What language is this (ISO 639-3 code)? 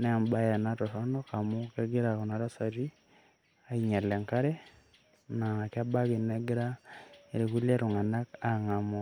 mas